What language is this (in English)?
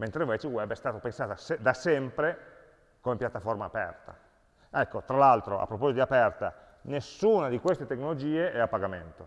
Italian